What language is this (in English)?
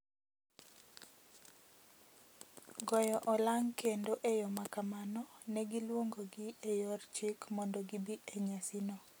Luo (Kenya and Tanzania)